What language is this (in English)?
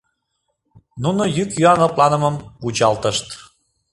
Mari